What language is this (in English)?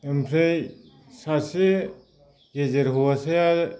Bodo